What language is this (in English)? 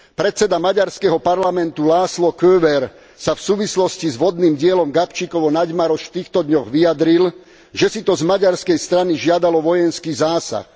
Slovak